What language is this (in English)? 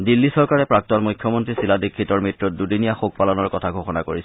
Assamese